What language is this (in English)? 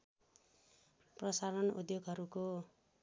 Nepali